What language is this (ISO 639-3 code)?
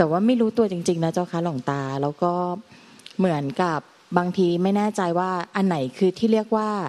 tha